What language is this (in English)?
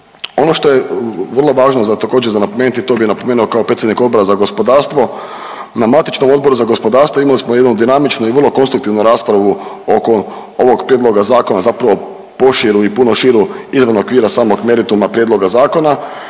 Croatian